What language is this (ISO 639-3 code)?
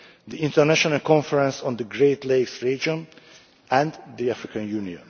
eng